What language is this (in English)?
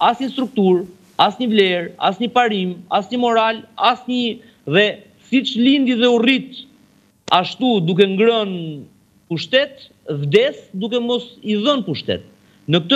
Romanian